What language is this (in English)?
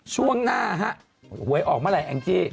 Thai